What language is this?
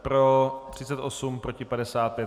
Czech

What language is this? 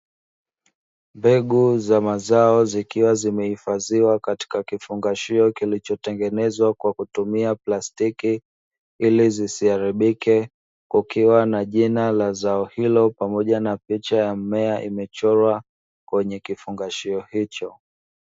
Swahili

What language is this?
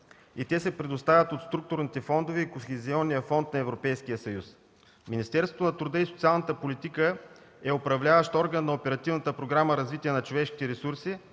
Bulgarian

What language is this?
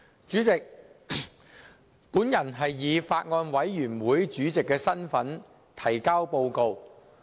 Cantonese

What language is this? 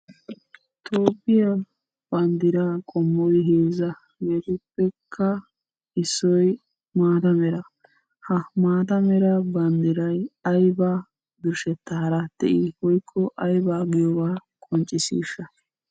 Wolaytta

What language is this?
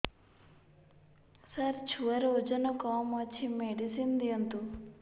Odia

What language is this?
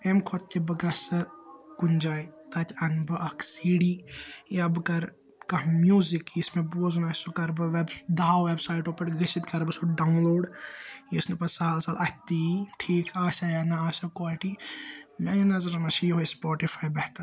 Kashmiri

